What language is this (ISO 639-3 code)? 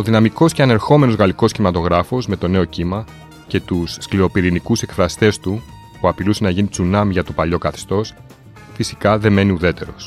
ell